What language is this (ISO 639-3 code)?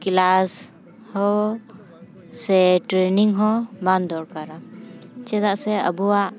sat